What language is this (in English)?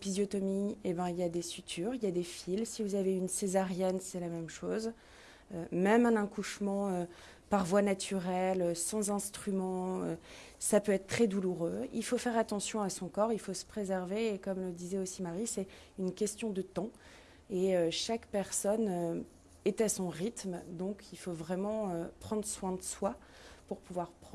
French